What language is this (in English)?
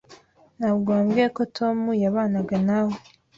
Kinyarwanda